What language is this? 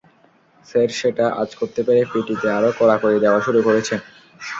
Bangla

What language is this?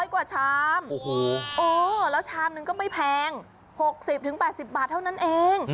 Thai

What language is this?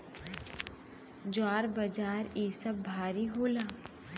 Bhojpuri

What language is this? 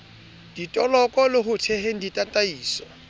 Southern Sotho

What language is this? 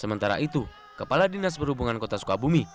Indonesian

